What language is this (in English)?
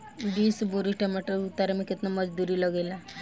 Bhojpuri